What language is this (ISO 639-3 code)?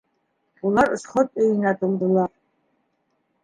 bak